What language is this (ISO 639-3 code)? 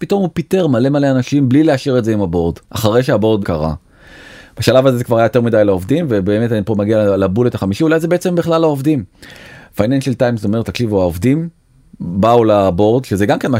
heb